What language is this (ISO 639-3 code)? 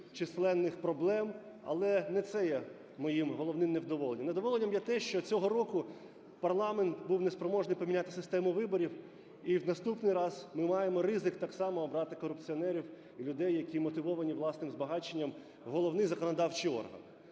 ukr